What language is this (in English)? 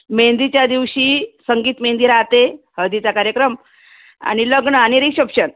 Marathi